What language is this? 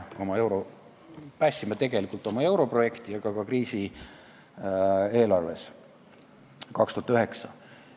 Estonian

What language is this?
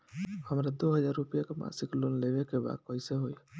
Bhojpuri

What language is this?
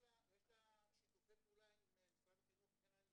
Hebrew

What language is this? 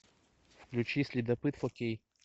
Russian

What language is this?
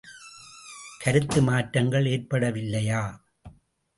Tamil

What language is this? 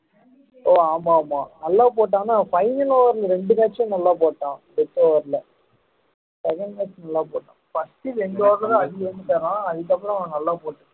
Tamil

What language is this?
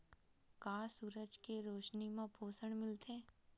Chhattisgarhi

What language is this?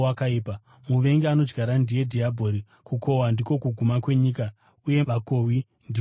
Shona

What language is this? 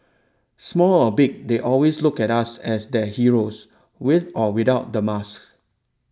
English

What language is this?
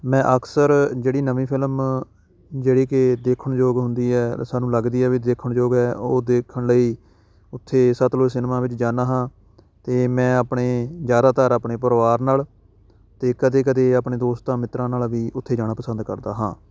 Punjabi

